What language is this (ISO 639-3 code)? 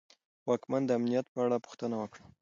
pus